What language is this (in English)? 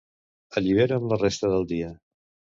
Catalan